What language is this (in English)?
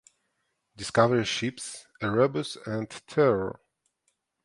English